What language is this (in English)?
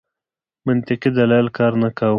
Pashto